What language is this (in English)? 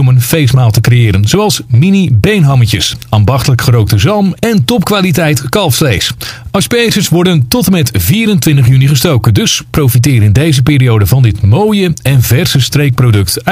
Dutch